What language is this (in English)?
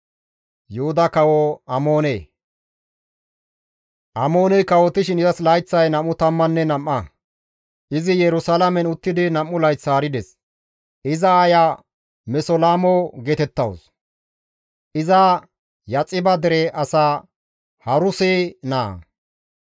Gamo